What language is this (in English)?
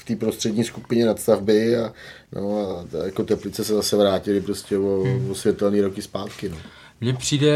Czech